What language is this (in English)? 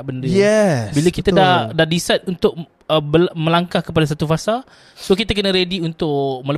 Malay